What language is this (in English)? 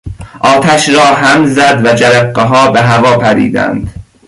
Persian